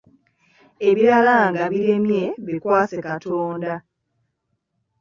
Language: Ganda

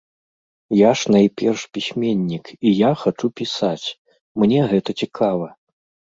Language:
Belarusian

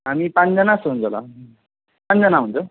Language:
Nepali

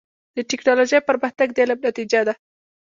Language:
Pashto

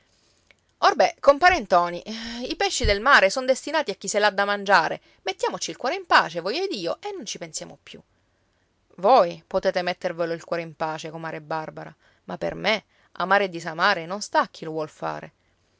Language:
Italian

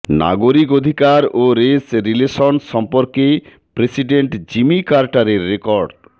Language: Bangla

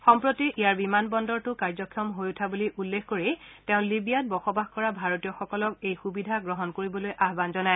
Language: Assamese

